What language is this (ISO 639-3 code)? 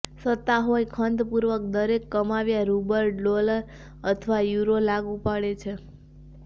guj